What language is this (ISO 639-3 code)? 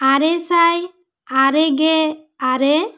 sat